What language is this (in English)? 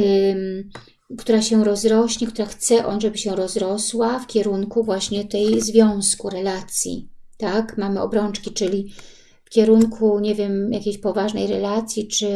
Polish